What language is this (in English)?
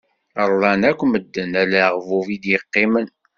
Kabyle